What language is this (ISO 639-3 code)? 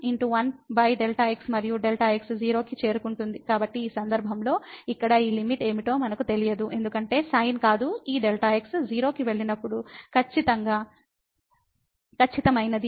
tel